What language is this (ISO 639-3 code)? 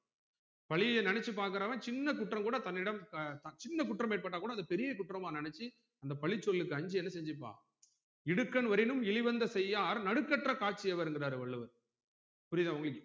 tam